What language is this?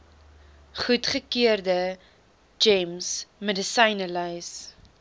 Afrikaans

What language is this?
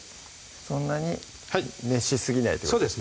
Japanese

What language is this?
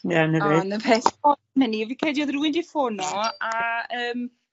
Welsh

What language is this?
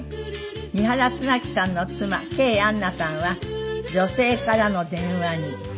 Japanese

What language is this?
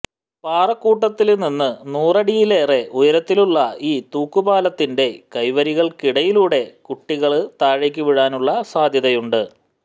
Malayalam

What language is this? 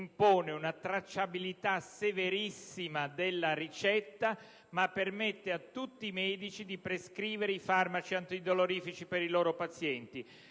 Italian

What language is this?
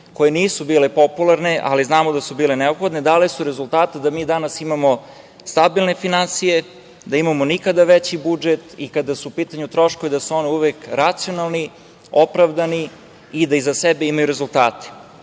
Serbian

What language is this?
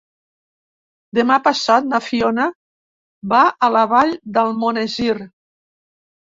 Catalan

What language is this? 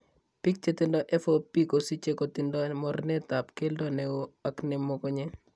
Kalenjin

